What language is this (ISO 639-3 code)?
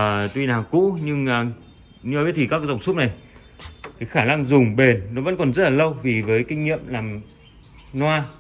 vie